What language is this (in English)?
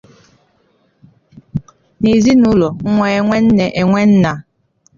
Igbo